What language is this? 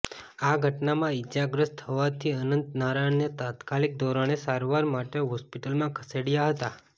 Gujarati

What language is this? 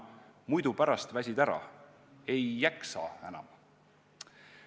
Estonian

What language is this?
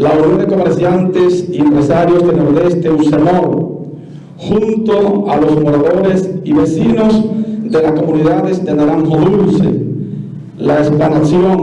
Spanish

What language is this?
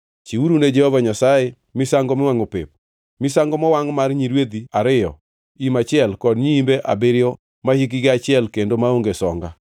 Luo (Kenya and Tanzania)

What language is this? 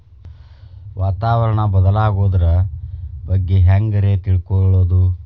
Kannada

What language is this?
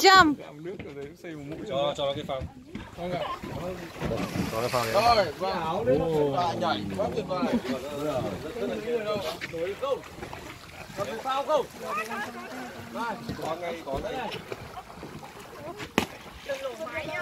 Vietnamese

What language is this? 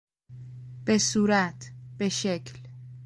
Persian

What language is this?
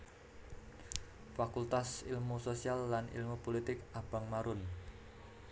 Javanese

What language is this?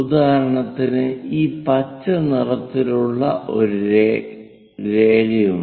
Malayalam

